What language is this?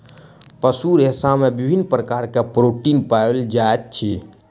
Maithili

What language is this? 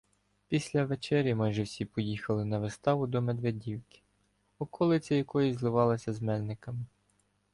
Ukrainian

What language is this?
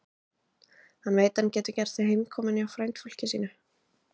Icelandic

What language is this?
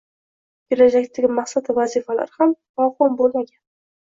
Uzbek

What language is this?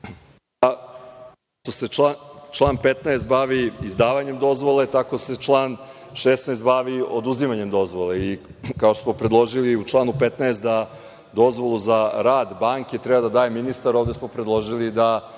Serbian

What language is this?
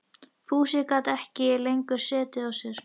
Icelandic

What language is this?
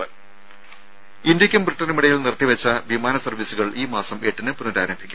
Malayalam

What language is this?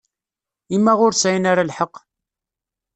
Kabyle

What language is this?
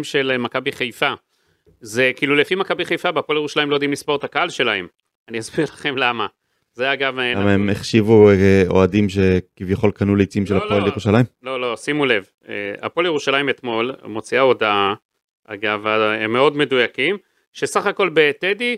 Hebrew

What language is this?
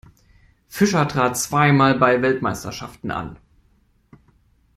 German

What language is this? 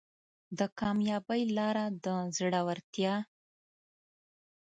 Pashto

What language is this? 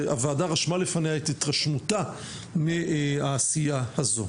Hebrew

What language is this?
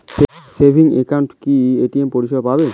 Bangla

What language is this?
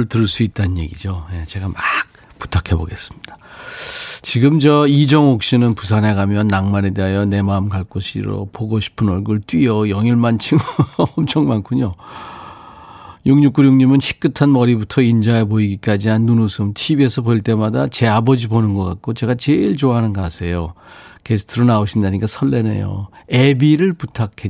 Korean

